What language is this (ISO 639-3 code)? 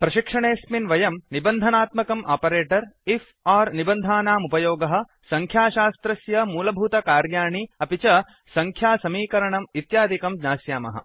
san